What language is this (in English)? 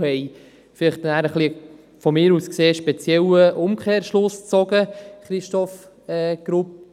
Swiss German